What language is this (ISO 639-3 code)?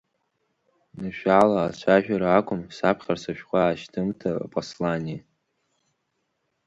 abk